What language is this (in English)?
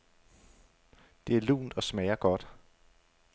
Danish